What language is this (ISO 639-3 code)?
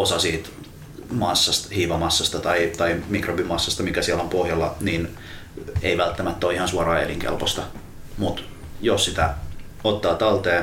fin